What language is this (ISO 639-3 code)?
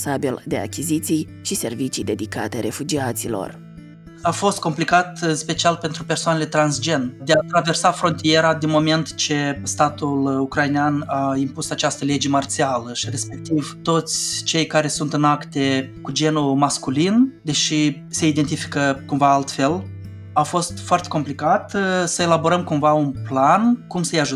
ron